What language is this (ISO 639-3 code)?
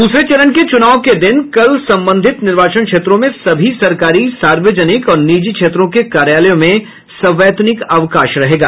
hin